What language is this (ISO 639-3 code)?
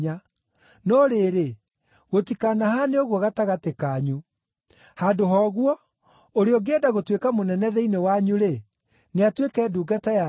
kik